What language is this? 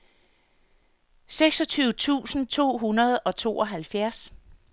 Danish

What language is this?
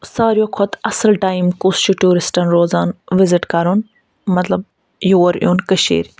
Kashmiri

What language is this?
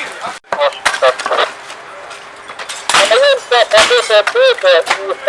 Ukrainian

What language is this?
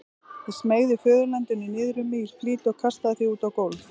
Icelandic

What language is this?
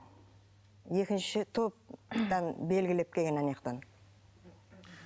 Kazakh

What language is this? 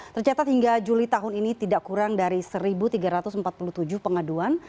Indonesian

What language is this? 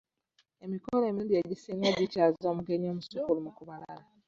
Ganda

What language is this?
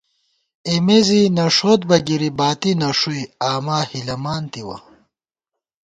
Gawar-Bati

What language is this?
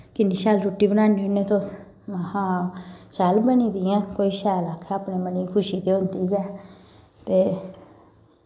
Dogri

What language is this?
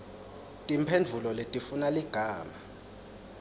Swati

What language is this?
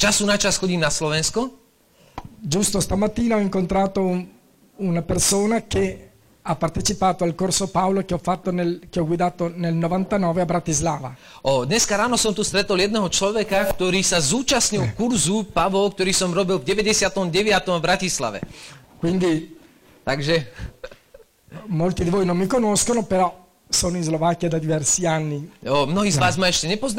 Slovak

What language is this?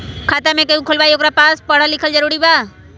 Magahi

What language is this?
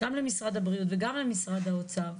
Hebrew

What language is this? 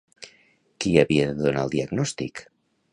Catalan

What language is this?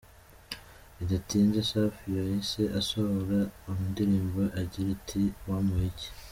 Kinyarwanda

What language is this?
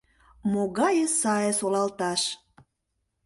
Mari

